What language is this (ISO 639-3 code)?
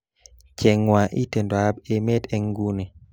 kln